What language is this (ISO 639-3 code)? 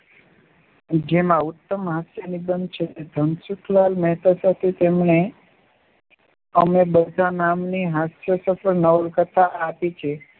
guj